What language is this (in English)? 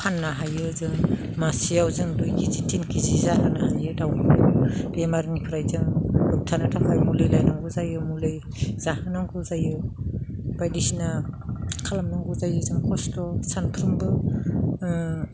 Bodo